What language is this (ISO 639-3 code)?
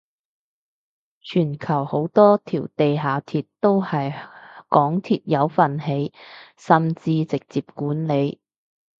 yue